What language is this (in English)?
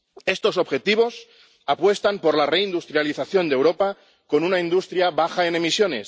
Spanish